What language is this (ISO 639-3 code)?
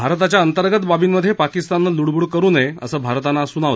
mar